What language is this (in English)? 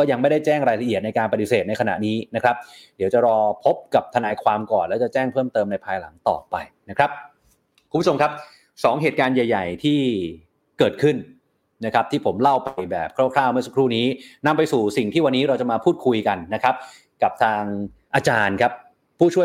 Thai